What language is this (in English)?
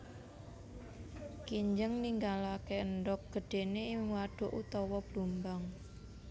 Javanese